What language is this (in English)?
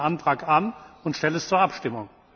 German